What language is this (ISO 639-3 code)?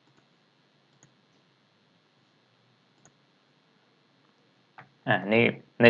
tha